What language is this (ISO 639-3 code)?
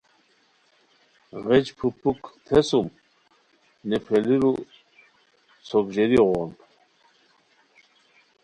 khw